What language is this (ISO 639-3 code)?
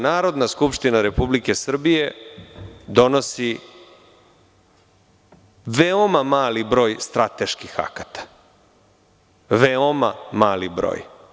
srp